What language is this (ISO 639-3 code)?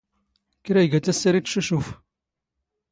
zgh